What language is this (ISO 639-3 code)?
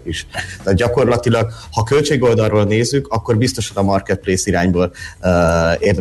hun